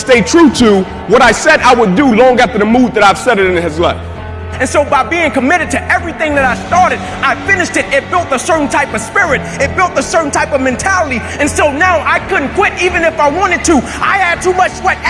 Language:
English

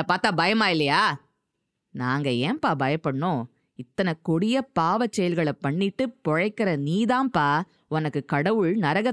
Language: Tamil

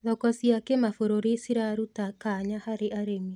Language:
Kikuyu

